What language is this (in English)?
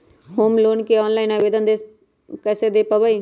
Magahi